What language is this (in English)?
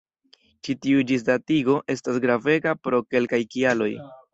Esperanto